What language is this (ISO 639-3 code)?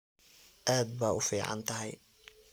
som